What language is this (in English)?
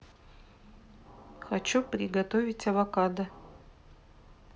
Russian